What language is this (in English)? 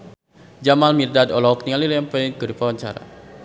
Sundanese